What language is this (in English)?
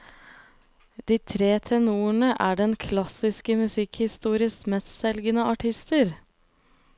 Norwegian